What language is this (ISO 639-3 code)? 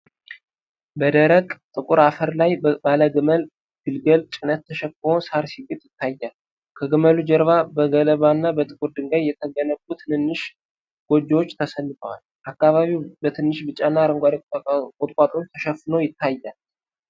amh